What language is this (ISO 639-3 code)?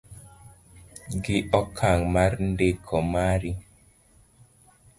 luo